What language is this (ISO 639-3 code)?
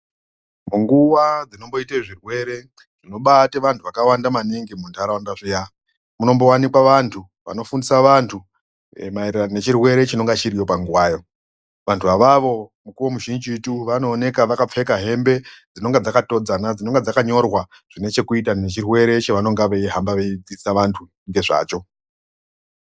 ndc